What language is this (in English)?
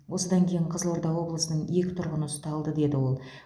Kazakh